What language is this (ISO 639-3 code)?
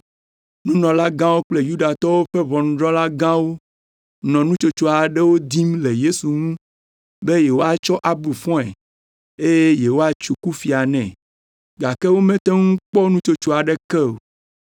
ewe